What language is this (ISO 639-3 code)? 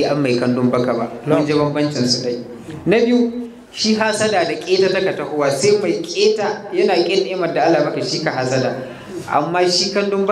ara